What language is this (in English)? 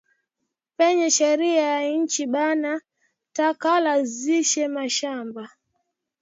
Swahili